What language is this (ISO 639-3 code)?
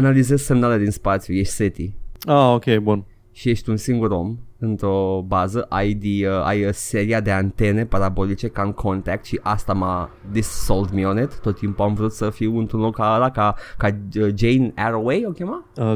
ron